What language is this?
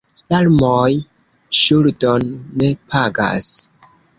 Esperanto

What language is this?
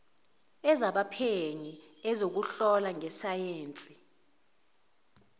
Zulu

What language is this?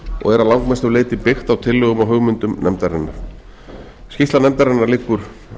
Icelandic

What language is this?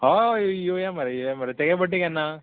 Konkani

